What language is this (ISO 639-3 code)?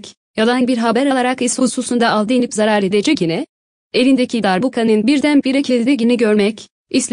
tur